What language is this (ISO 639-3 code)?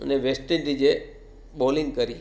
guj